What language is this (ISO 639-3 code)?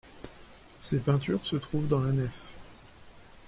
fra